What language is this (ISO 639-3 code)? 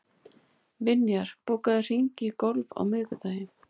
isl